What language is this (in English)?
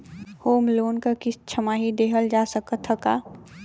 Bhojpuri